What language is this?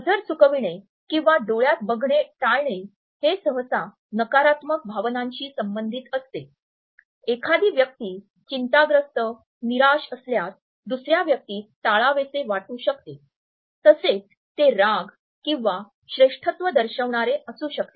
Marathi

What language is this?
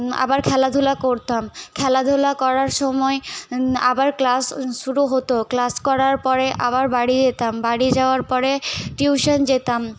Bangla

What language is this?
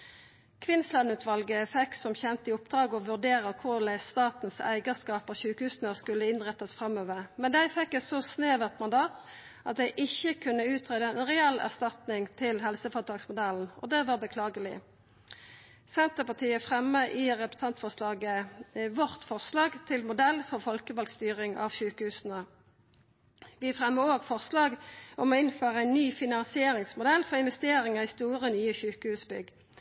Norwegian Nynorsk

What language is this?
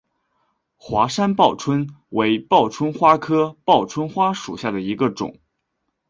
Chinese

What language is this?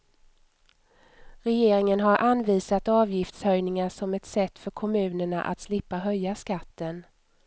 Swedish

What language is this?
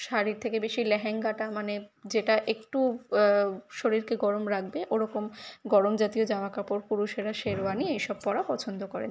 Bangla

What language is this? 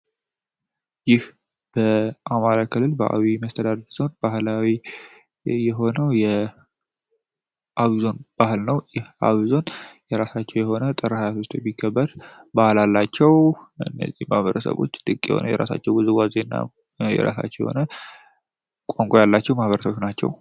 Amharic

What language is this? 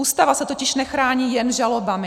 Czech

